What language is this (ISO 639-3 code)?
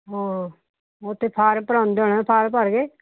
pan